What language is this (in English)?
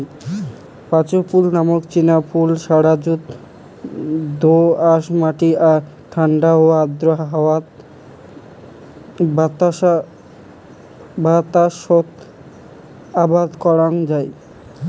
Bangla